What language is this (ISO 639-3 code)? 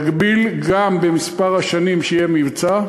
heb